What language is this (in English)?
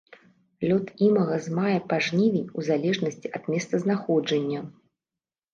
Belarusian